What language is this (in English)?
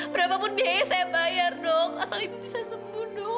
Indonesian